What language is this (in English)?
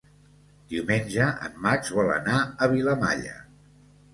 Catalan